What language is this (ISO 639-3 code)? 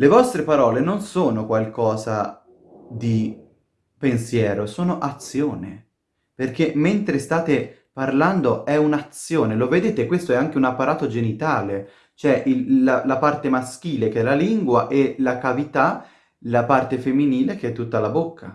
ita